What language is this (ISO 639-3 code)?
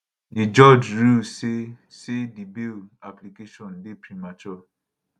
pcm